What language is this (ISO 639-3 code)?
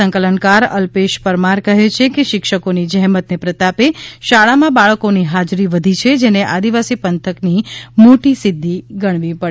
guj